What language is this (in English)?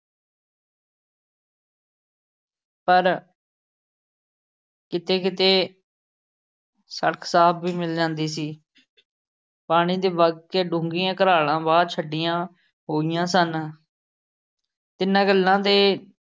Punjabi